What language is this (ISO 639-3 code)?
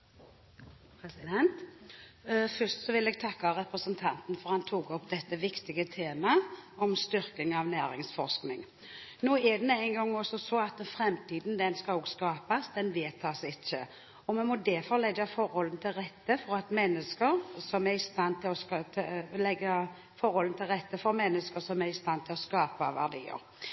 nor